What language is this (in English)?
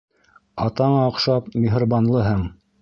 Bashkir